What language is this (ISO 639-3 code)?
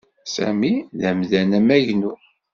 kab